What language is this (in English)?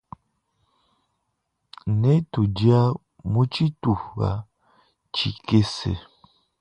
Luba-Lulua